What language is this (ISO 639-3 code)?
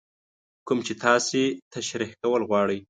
pus